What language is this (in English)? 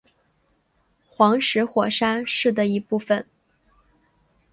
Chinese